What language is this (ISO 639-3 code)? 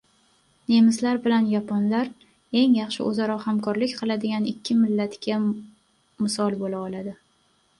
uzb